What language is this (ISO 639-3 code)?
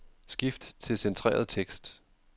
dan